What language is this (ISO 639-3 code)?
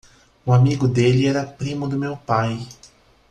por